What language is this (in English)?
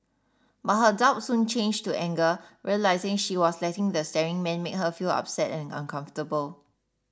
English